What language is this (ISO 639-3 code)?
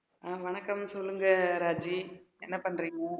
tam